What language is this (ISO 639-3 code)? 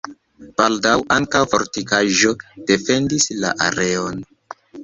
epo